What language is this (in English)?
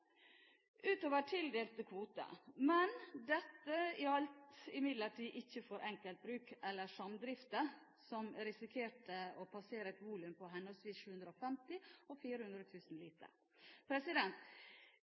Norwegian Bokmål